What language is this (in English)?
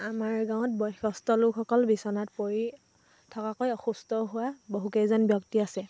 Assamese